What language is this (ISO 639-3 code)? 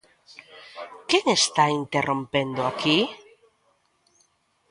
glg